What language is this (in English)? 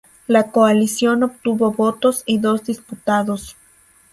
Spanish